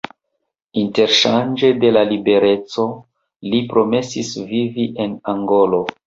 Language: Esperanto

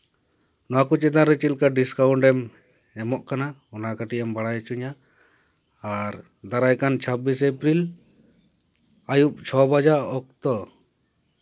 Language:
Santali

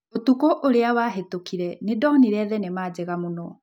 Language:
Kikuyu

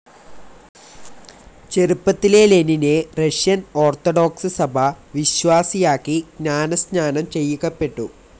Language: Malayalam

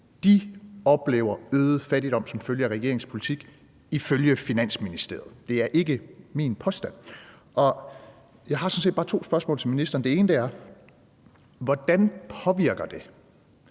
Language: Danish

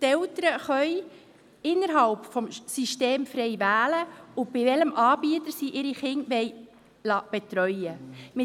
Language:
Swiss German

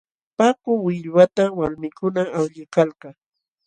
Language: Jauja Wanca Quechua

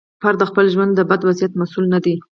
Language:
Pashto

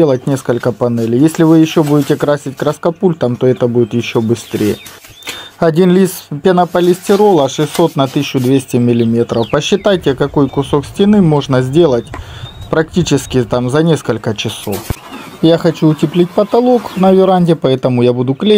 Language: Russian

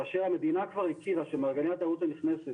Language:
Hebrew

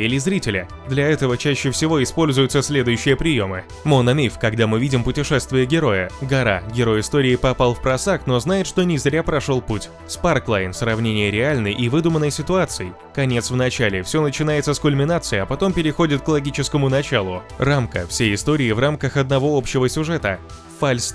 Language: Russian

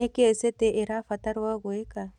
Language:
Kikuyu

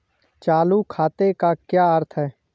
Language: Hindi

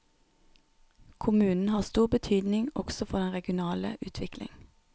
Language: Norwegian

